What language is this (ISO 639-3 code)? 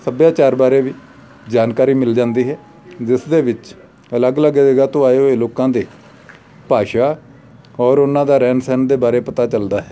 pan